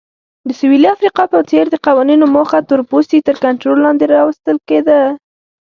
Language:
Pashto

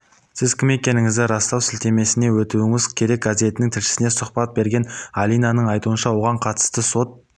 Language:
Kazakh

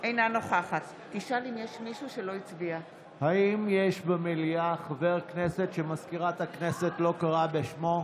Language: Hebrew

